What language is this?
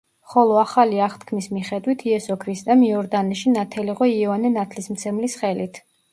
Georgian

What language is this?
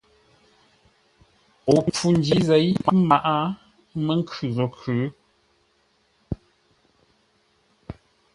Ngombale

